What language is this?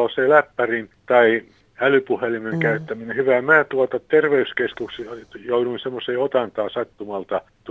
Finnish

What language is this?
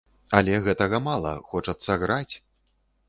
Belarusian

